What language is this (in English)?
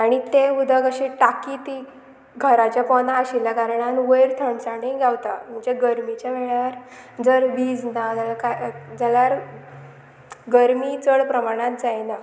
Konkani